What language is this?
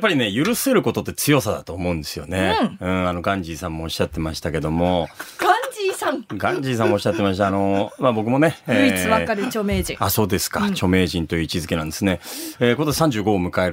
Japanese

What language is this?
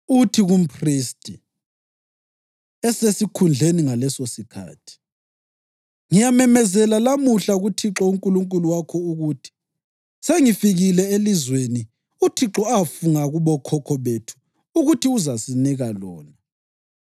North Ndebele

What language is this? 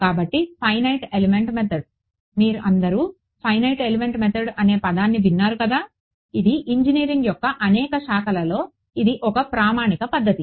Telugu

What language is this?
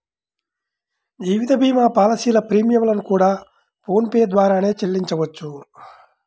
Telugu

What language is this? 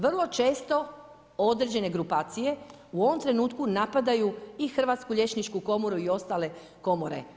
Croatian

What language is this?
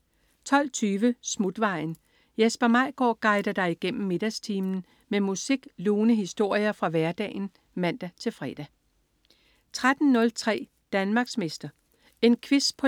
Danish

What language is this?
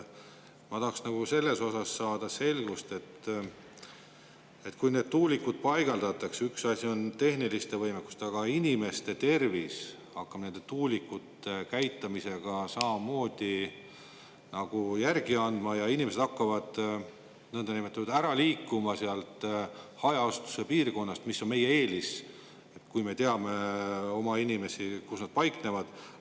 Estonian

